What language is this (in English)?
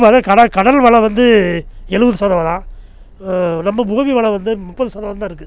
Tamil